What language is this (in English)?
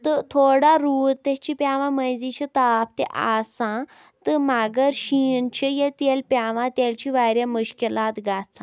Kashmiri